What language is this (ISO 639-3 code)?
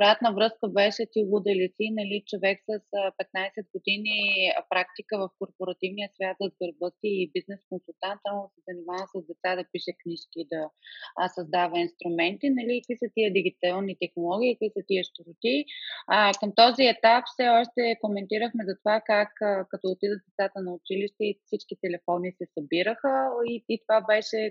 bul